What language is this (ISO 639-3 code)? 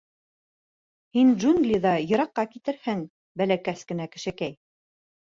bak